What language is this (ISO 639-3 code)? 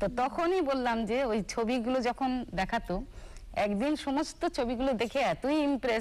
hin